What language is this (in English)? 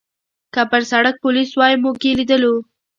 Pashto